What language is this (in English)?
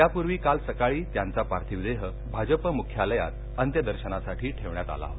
Marathi